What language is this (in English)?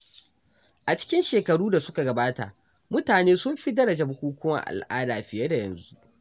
Hausa